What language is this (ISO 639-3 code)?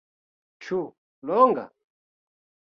epo